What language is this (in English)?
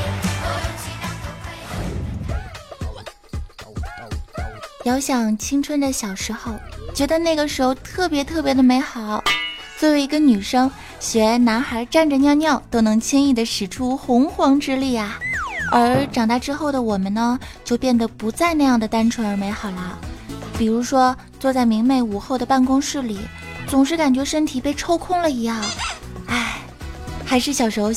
Chinese